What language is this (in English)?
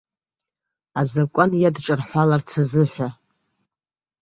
Abkhazian